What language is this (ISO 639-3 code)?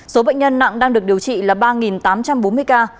vie